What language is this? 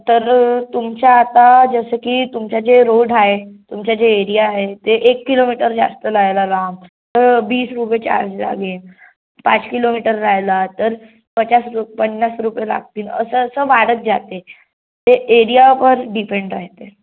Marathi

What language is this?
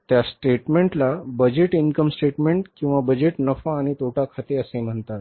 Marathi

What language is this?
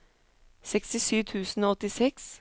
Norwegian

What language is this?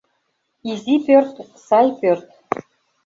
Mari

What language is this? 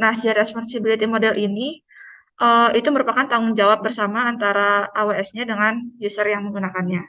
Indonesian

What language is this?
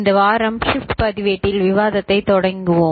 Tamil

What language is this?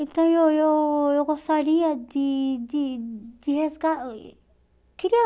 Portuguese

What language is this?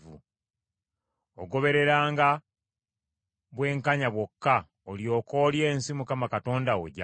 Ganda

